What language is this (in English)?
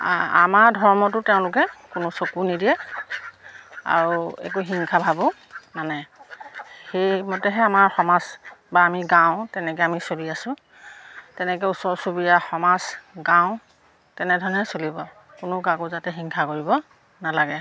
Assamese